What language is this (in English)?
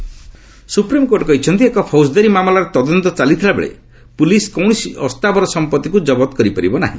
Odia